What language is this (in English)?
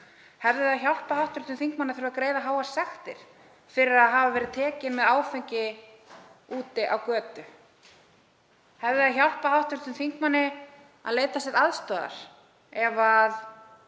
Icelandic